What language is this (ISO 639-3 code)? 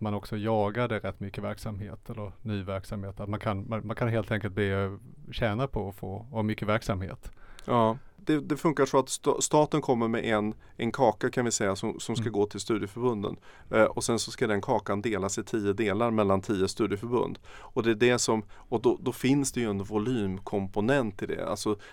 swe